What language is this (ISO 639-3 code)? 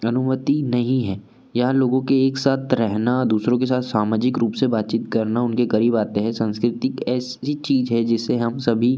hin